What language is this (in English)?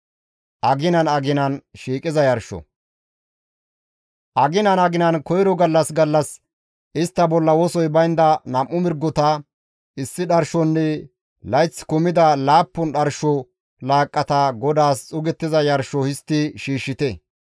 Gamo